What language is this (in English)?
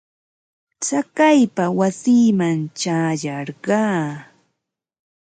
Ambo-Pasco Quechua